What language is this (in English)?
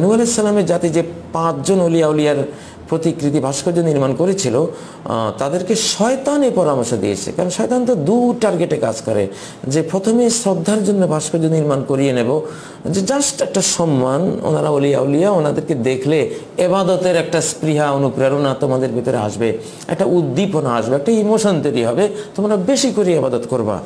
Hindi